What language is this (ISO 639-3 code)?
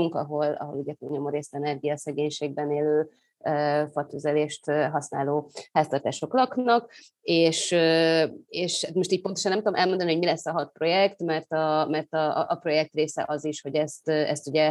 hun